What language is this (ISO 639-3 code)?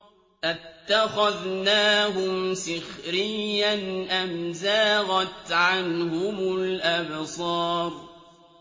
ara